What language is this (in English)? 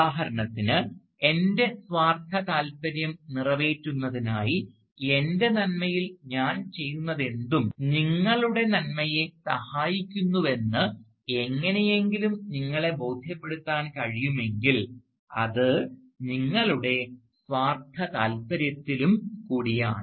Malayalam